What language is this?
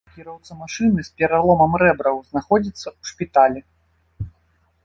Belarusian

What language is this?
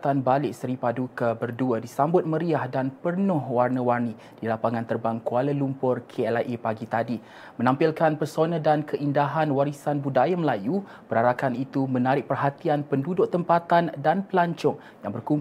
Malay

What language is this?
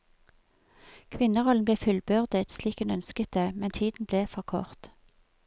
Norwegian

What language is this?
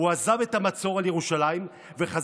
Hebrew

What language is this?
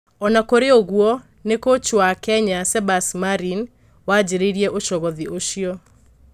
Kikuyu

